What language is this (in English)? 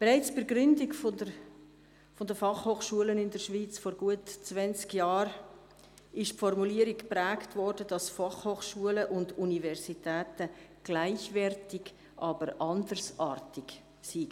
Swiss German